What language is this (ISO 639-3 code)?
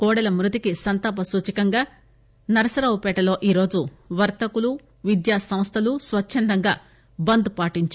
tel